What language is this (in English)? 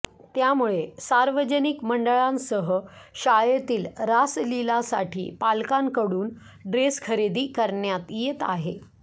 Marathi